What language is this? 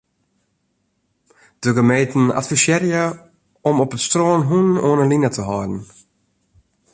Western Frisian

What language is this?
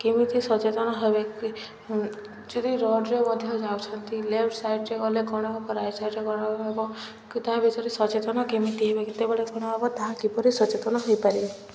Odia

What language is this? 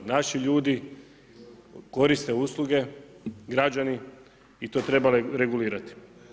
Croatian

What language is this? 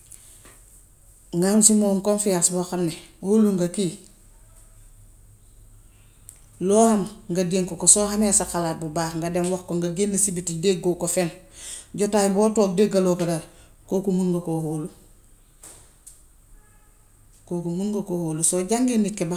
Gambian Wolof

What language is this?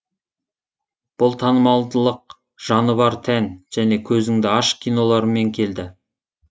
Kazakh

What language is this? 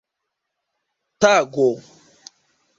Esperanto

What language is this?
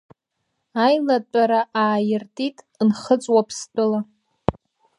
Abkhazian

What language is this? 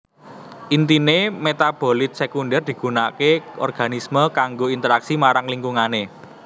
Javanese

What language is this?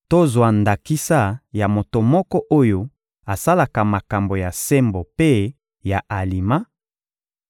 Lingala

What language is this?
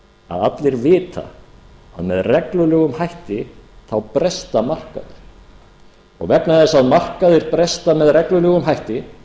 Icelandic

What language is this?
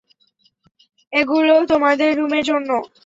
Bangla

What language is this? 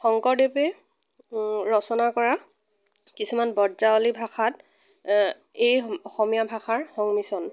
Assamese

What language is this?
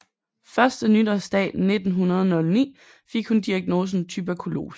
Danish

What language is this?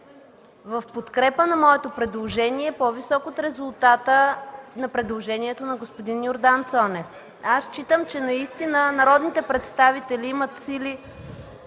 Bulgarian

